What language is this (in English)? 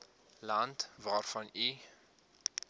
Afrikaans